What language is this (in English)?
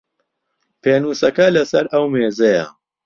Central Kurdish